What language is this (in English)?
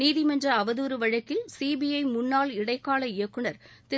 Tamil